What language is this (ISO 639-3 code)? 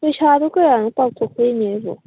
mni